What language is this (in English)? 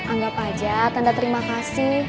Indonesian